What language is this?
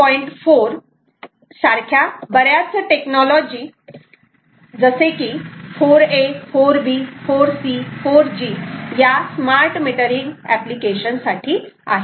Marathi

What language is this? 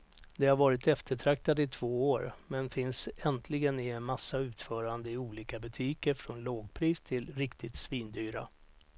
Swedish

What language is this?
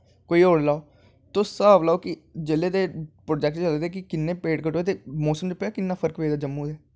Dogri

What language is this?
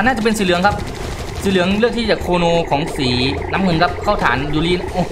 Thai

